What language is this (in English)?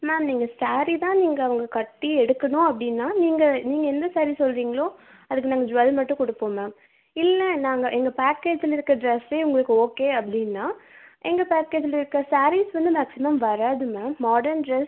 Tamil